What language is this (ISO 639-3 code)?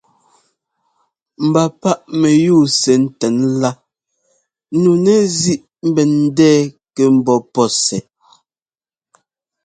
jgo